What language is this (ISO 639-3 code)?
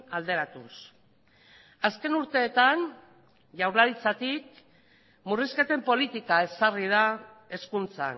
eus